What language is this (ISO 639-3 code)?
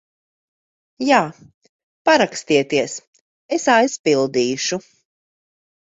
lav